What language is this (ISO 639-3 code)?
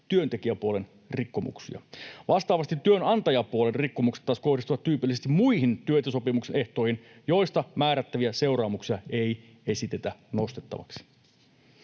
fin